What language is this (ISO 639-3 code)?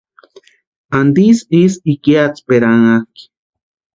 pua